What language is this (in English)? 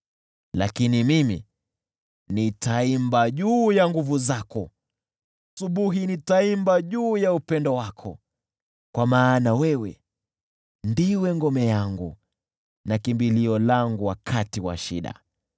Swahili